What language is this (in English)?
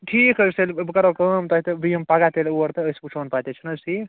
Kashmiri